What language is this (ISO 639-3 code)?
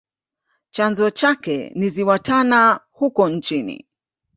swa